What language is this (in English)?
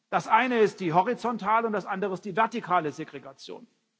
German